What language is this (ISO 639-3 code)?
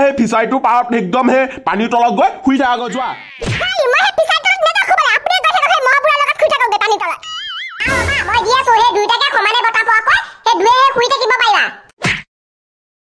ind